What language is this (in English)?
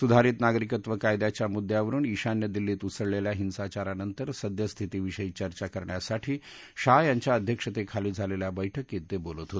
Marathi